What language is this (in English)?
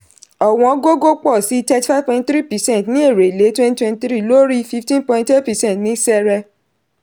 Yoruba